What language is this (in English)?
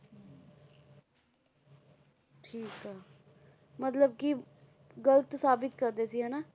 Punjabi